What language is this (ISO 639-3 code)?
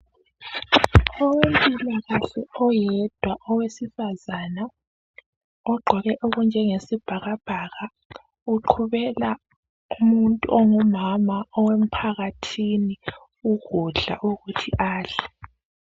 nde